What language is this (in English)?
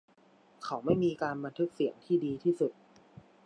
Thai